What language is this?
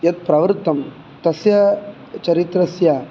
Sanskrit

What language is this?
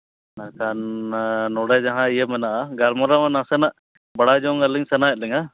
Santali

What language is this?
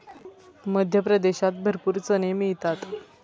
Marathi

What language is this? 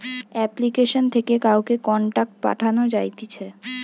Bangla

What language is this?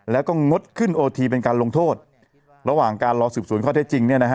Thai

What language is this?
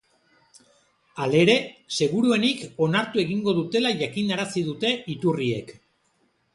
Basque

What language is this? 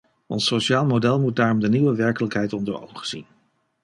Dutch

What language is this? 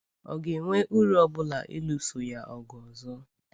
Igbo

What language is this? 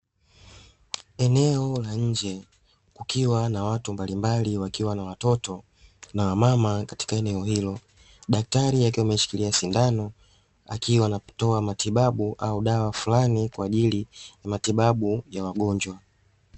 Swahili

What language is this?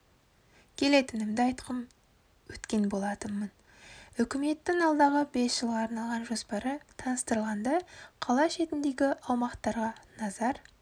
Kazakh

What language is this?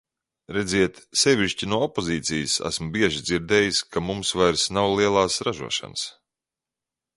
Latvian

